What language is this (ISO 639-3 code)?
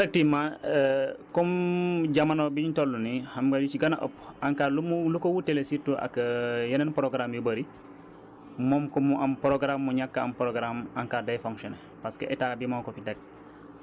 wol